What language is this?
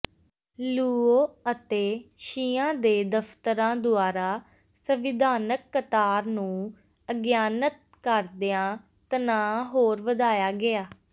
Punjabi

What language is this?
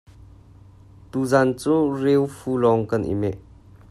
Hakha Chin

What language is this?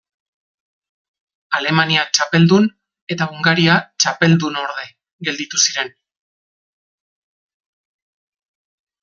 Basque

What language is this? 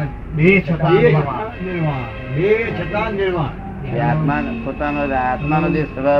Gujarati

